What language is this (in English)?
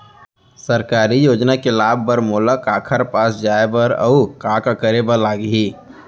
Chhattisgarhi